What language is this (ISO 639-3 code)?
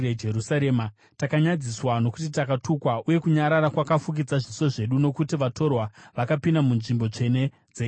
sna